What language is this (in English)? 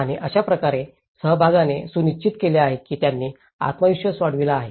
Marathi